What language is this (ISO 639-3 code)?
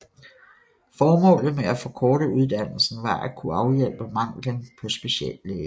dan